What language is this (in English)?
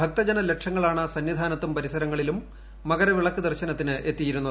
Malayalam